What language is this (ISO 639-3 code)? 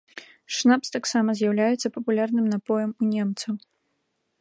bel